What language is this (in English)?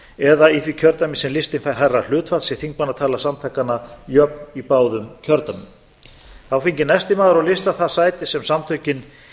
Icelandic